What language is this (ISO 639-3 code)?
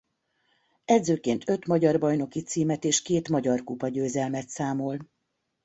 hun